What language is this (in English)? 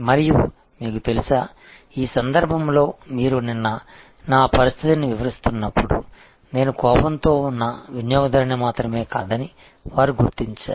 Telugu